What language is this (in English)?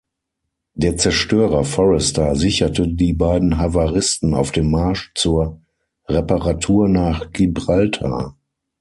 German